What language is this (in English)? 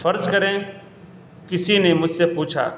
Urdu